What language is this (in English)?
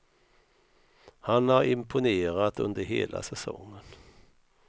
Swedish